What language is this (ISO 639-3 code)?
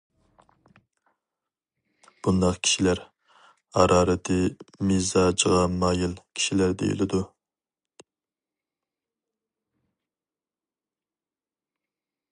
uig